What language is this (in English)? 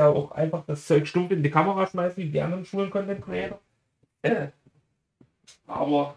German